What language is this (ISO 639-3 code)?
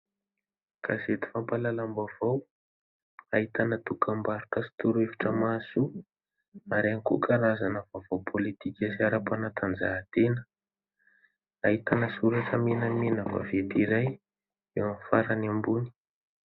mlg